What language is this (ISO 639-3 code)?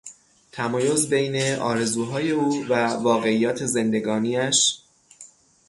fas